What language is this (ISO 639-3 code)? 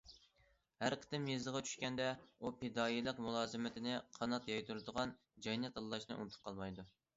uig